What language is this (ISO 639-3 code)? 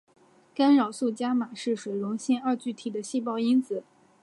zho